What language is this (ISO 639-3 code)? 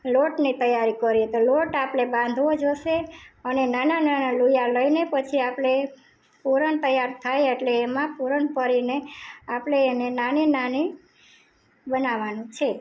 guj